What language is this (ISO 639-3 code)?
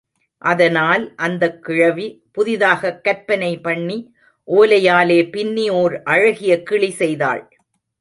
tam